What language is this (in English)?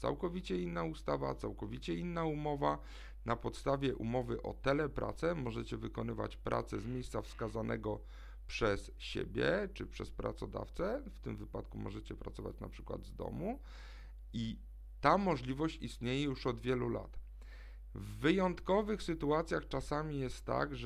Polish